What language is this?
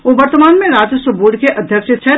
Maithili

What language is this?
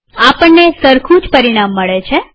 Gujarati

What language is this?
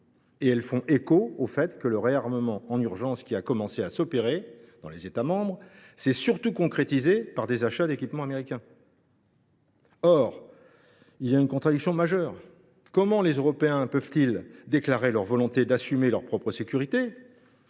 French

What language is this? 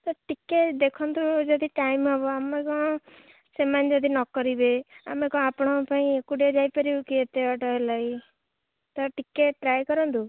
Odia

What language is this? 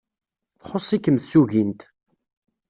Kabyle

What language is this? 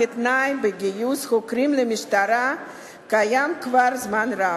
Hebrew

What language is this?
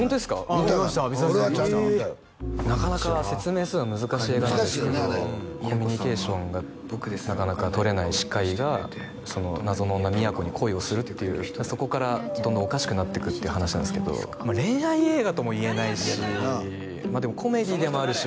Japanese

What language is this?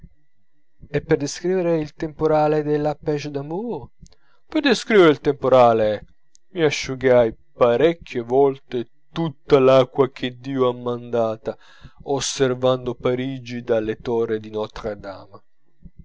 Italian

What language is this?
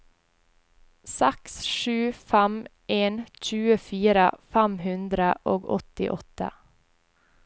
Norwegian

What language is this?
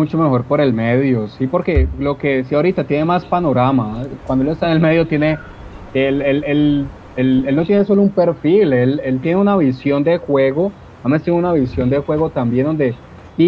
Spanish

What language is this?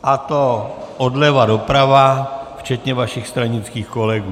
Czech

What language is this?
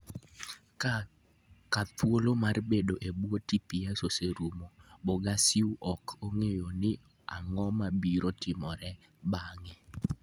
Luo (Kenya and Tanzania)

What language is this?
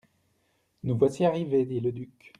French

